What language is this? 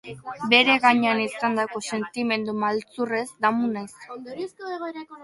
Basque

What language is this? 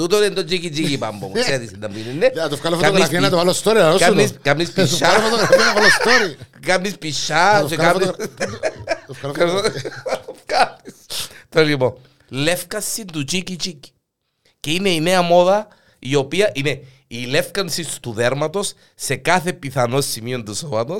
Greek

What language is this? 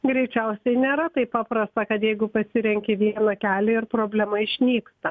Lithuanian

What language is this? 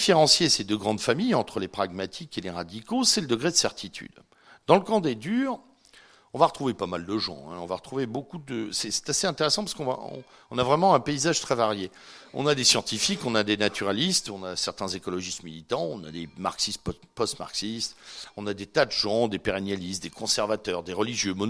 French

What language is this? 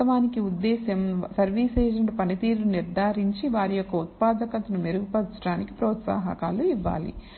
Telugu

